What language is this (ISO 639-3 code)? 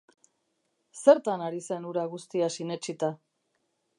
eus